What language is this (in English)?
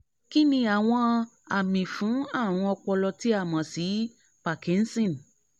Yoruba